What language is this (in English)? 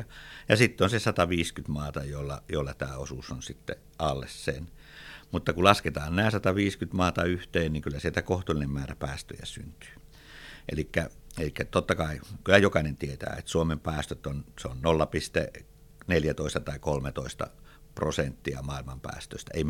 Finnish